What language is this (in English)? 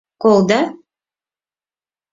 Mari